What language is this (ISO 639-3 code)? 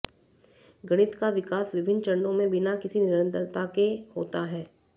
hin